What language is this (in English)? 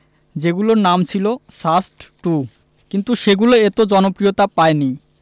Bangla